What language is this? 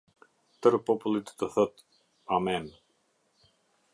Albanian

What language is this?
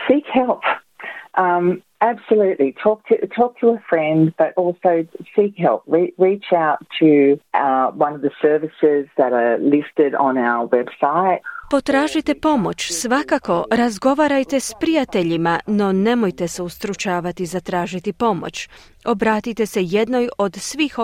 Croatian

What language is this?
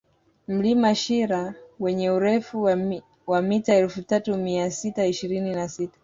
Swahili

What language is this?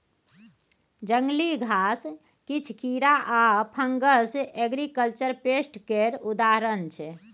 Maithili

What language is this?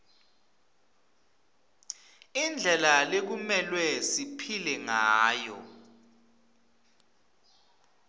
Swati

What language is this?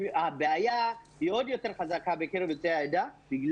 Hebrew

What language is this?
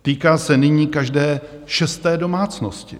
Czech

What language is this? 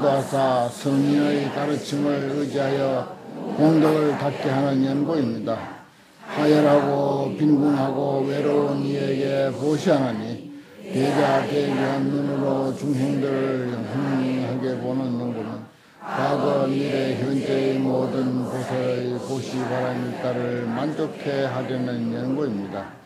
Korean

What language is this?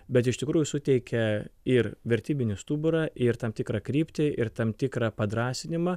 Lithuanian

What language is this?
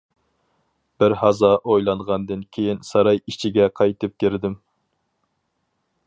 Uyghur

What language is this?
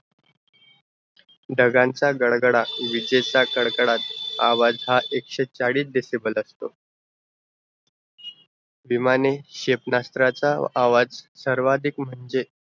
Marathi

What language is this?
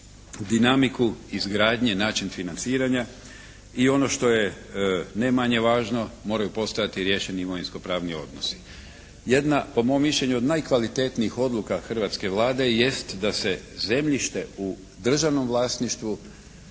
Croatian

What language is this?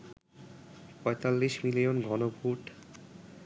Bangla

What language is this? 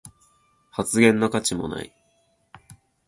Japanese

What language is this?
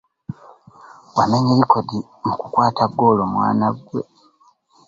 Ganda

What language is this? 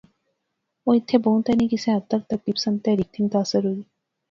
Pahari-Potwari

